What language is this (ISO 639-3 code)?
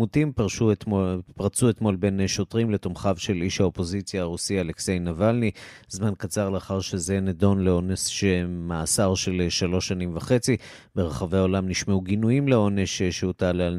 heb